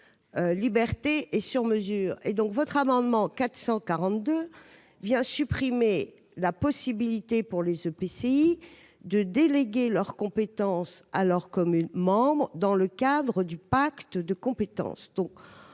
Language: French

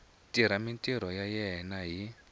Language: Tsonga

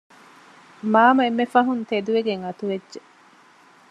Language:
Divehi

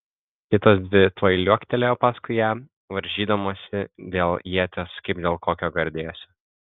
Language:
Lithuanian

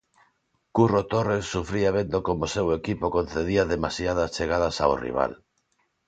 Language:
Galician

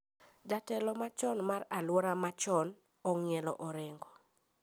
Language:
Luo (Kenya and Tanzania)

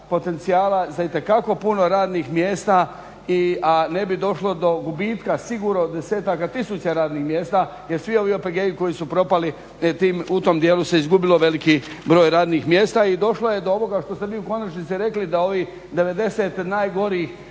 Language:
Croatian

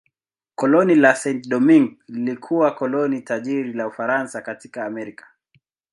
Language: Swahili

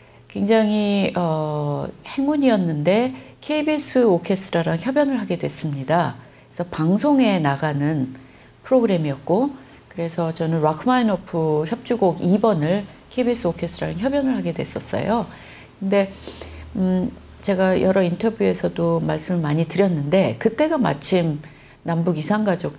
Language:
Korean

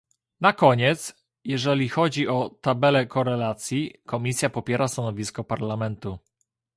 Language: Polish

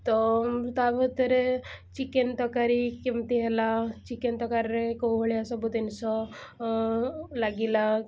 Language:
Odia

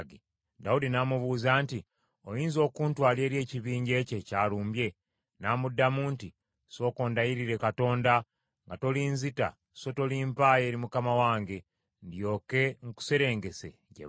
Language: Ganda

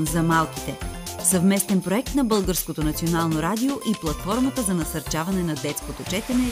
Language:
Bulgarian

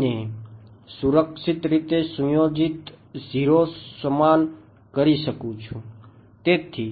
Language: Gujarati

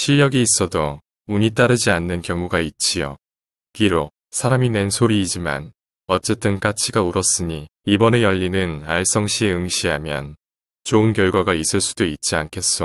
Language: Korean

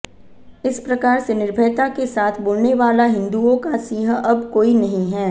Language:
Hindi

